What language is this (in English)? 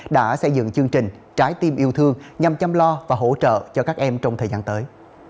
Vietnamese